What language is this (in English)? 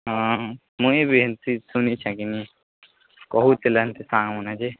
Odia